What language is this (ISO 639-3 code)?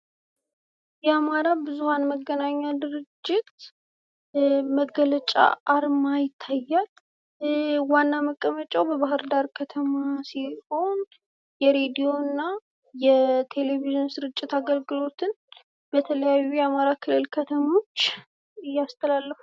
amh